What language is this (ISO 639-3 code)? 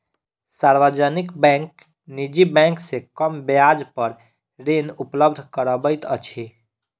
mai